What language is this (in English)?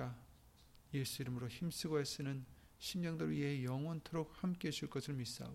Korean